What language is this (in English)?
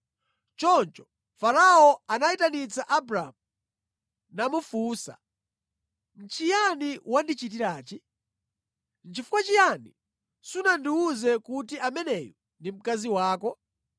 Nyanja